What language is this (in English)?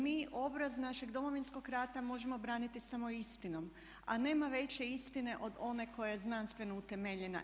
Croatian